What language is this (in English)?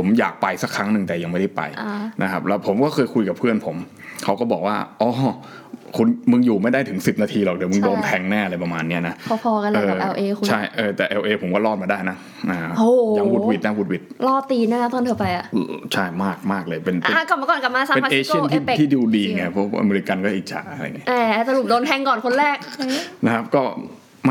Thai